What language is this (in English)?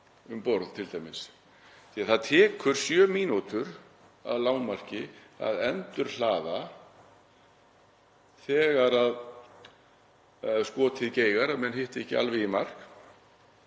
Icelandic